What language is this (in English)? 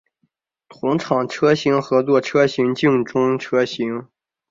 Chinese